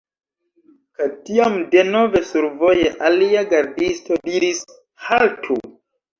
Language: Esperanto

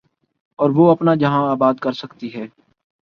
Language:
Urdu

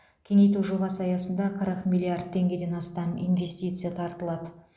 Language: Kazakh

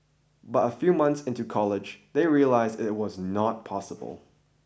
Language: English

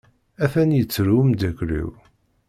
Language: Kabyle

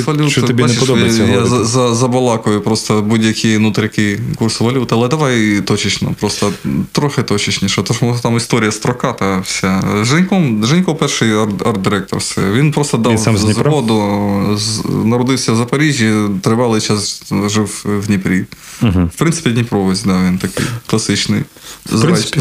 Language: Ukrainian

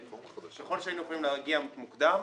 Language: Hebrew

